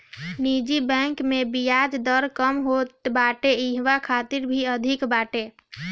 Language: Bhojpuri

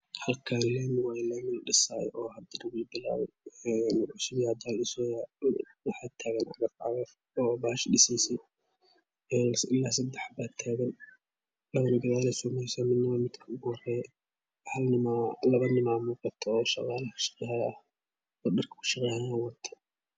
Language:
Somali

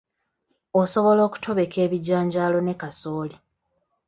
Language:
Ganda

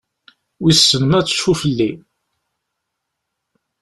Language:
Kabyle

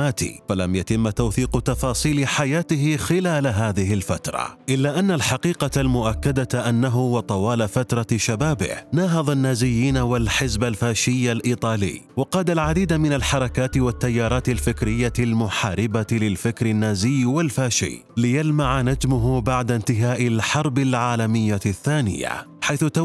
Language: Arabic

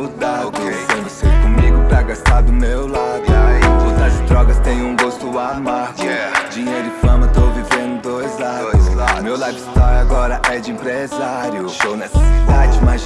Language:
Portuguese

